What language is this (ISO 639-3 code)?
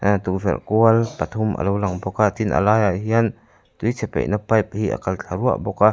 lus